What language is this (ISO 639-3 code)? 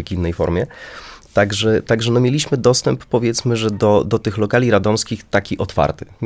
pol